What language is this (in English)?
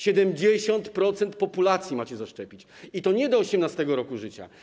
Polish